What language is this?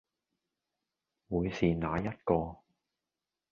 Cantonese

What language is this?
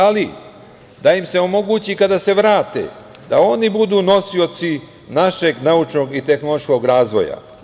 Serbian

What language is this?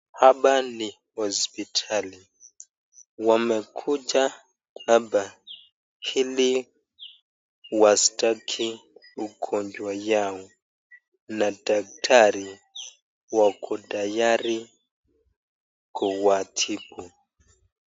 Swahili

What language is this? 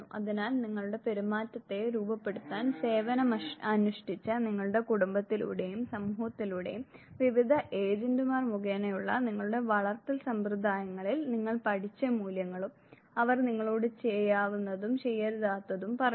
Malayalam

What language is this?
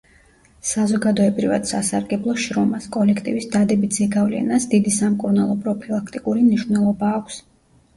Georgian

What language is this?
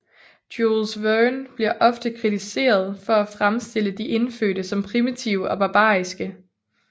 Danish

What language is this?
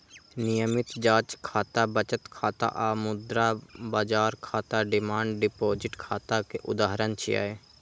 Maithili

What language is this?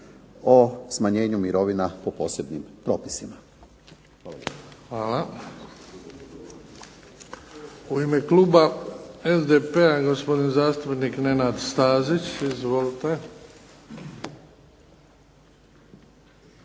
Croatian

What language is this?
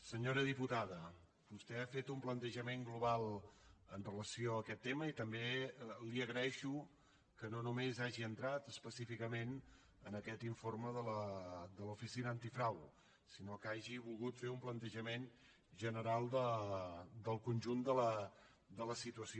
Catalan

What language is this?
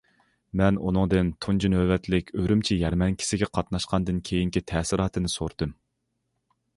Uyghur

